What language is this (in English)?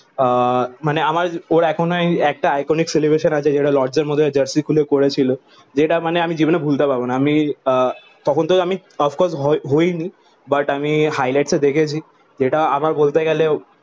Bangla